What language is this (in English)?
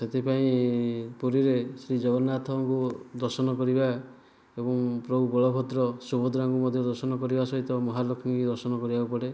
Odia